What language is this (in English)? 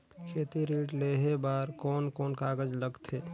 Chhattisgarhi